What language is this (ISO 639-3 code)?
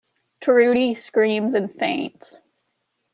eng